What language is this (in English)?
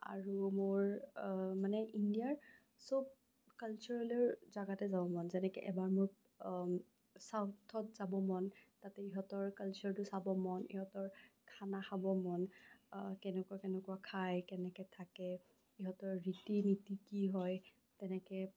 Assamese